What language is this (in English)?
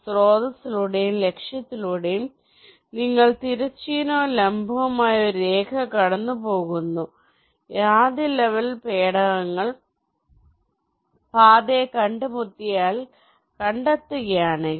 Malayalam